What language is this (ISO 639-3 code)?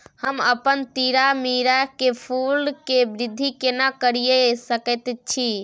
mai